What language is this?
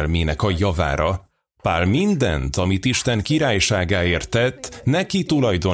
Hungarian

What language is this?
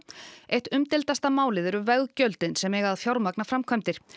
Icelandic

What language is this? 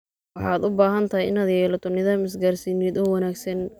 Somali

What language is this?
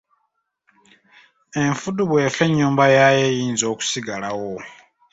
Ganda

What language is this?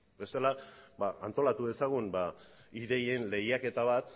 Basque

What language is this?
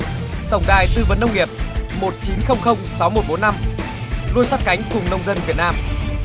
Vietnamese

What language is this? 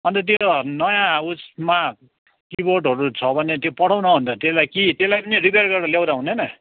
Nepali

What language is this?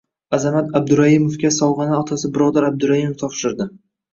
Uzbek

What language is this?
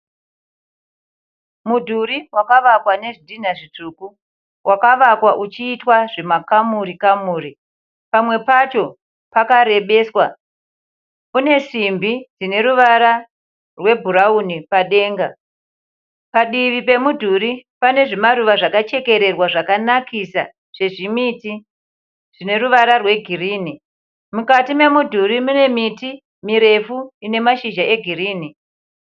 Shona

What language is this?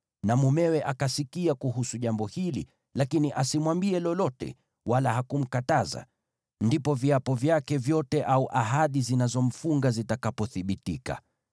Swahili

